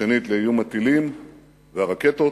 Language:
Hebrew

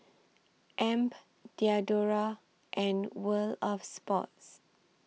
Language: English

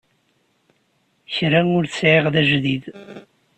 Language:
Kabyle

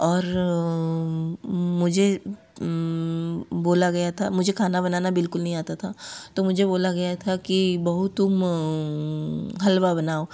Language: Hindi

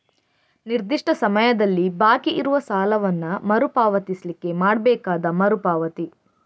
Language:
Kannada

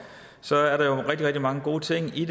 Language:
Danish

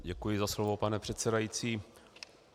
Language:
Czech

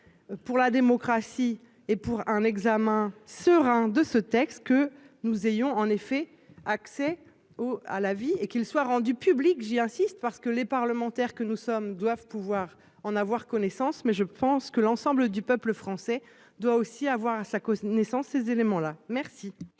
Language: French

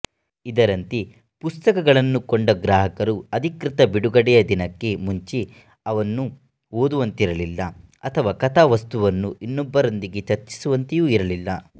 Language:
Kannada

